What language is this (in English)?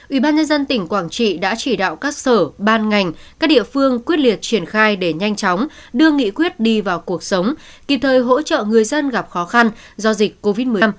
Vietnamese